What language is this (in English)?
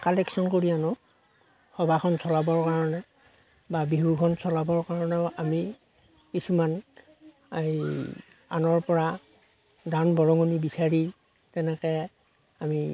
Assamese